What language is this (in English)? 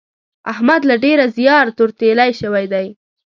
Pashto